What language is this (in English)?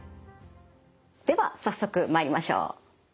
Japanese